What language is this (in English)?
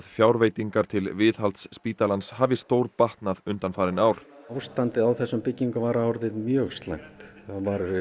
Icelandic